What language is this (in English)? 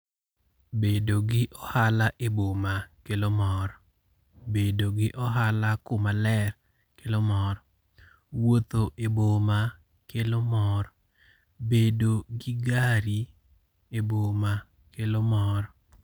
Luo (Kenya and Tanzania)